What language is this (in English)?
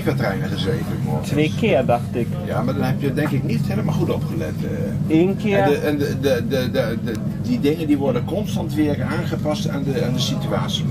Dutch